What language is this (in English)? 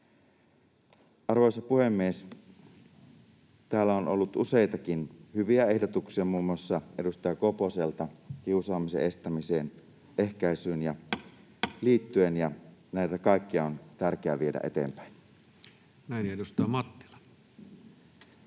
Finnish